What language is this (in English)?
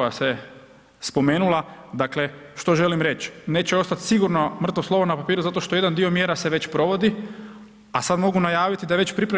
Croatian